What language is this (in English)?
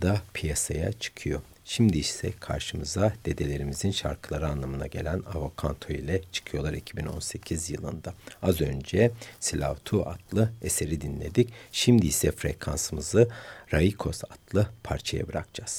Turkish